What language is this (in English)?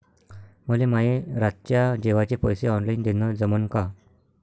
Marathi